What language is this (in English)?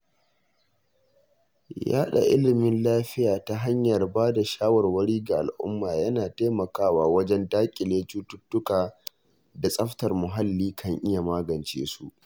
Hausa